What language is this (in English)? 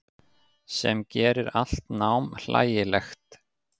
Icelandic